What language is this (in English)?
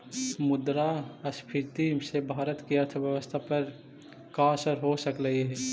Magahi